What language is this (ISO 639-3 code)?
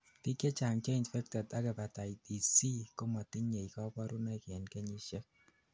kln